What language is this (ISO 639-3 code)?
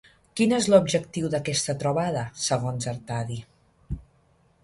cat